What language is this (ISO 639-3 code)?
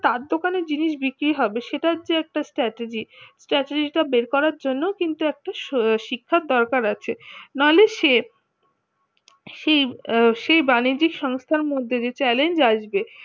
ben